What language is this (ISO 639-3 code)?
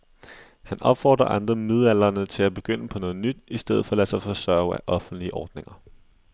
dan